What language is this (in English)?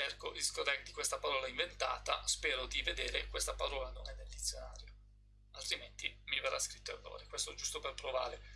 Italian